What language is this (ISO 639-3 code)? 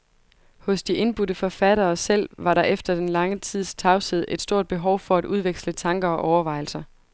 dan